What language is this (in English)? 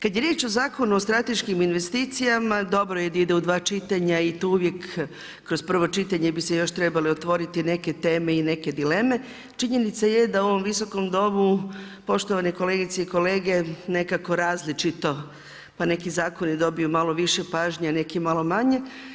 Croatian